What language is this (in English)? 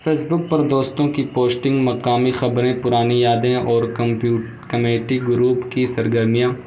Urdu